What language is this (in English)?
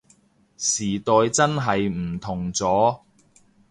Cantonese